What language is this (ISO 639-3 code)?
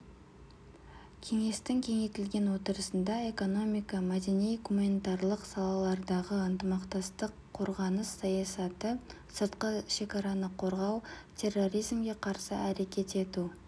kaz